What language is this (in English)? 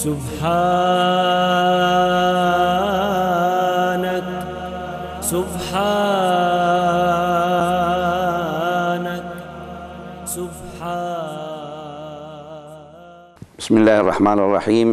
Arabic